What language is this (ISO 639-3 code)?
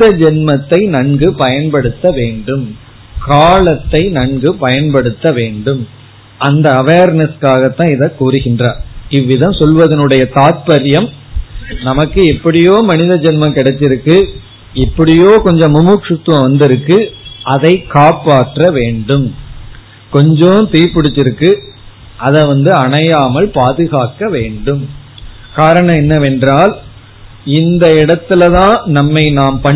tam